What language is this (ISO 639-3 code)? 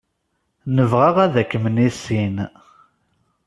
kab